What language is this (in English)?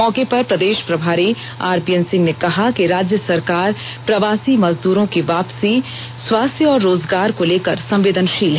Hindi